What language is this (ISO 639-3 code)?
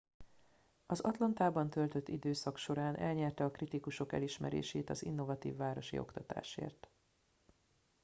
hun